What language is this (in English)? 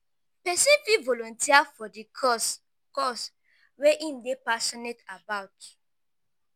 Nigerian Pidgin